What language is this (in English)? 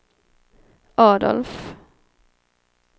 Swedish